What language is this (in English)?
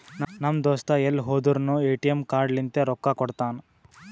Kannada